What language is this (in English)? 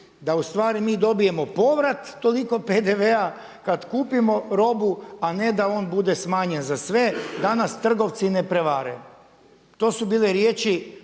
Croatian